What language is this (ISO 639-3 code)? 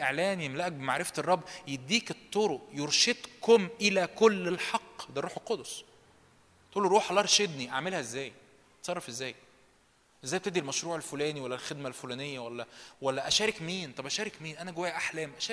ara